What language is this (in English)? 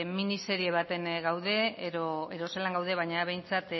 Basque